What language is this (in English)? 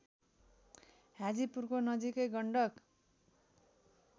Nepali